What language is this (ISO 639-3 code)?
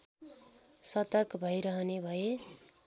nep